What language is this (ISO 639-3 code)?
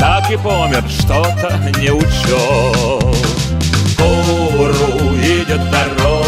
rus